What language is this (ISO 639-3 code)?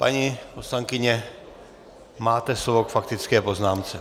ces